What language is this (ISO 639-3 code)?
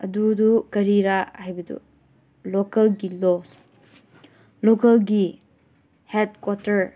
mni